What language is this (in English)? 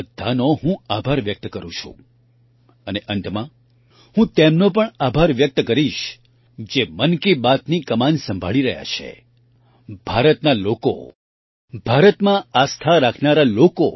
Gujarati